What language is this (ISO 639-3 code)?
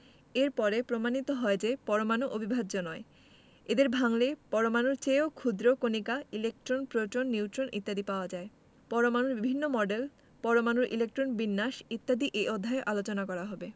ben